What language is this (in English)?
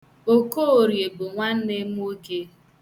Igbo